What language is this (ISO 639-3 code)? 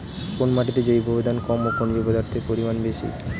ben